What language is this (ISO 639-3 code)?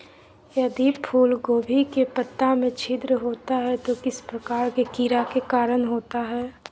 mag